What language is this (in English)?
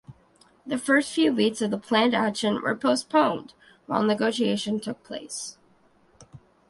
English